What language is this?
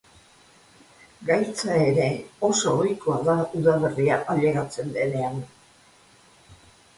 Basque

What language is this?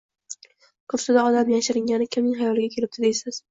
Uzbek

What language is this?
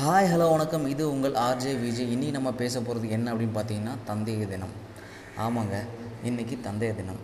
Tamil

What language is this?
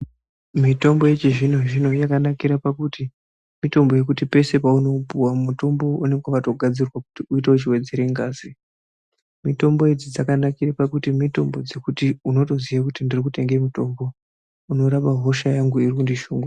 Ndau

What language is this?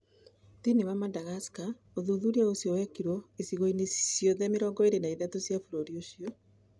Kikuyu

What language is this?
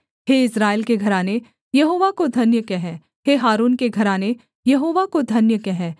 Hindi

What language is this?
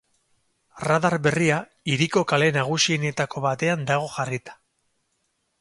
Basque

